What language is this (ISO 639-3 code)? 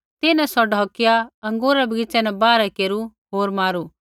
kfx